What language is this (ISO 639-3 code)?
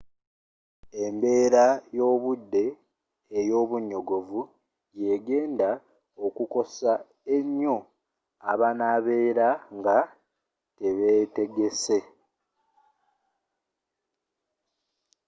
lug